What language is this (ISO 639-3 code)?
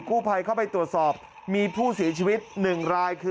tha